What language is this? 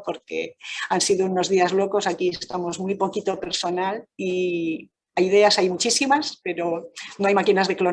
Spanish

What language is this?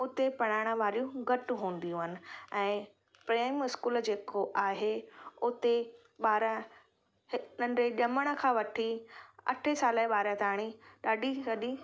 Sindhi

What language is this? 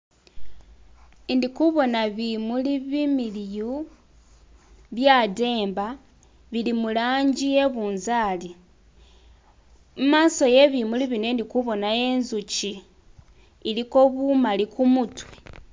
Masaaba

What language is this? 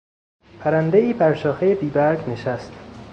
Persian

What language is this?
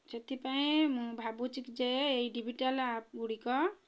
Odia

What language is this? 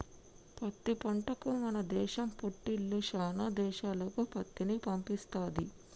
Telugu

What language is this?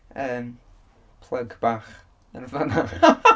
Welsh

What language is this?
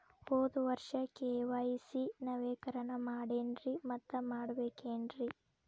Kannada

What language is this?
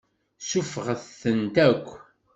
Kabyle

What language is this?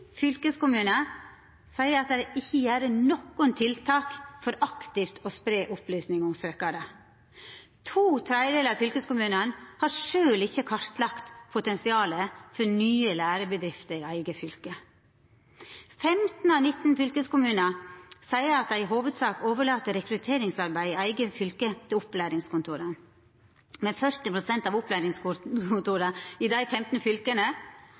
Norwegian Nynorsk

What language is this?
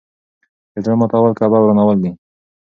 Pashto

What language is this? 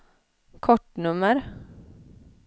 Swedish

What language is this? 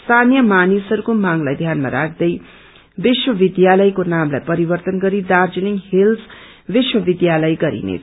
Nepali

